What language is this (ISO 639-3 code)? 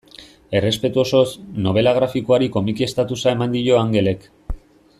eus